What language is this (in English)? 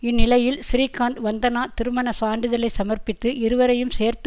Tamil